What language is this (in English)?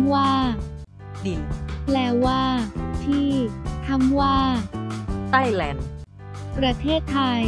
Thai